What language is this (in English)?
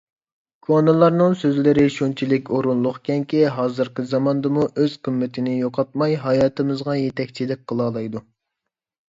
Uyghur